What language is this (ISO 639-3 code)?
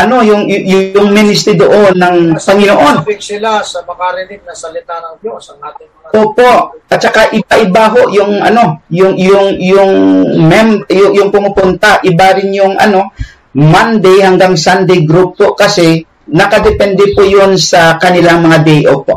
fil